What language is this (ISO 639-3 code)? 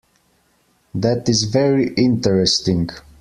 eng